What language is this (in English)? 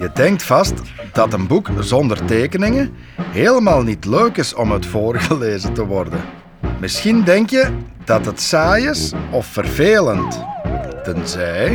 Dutch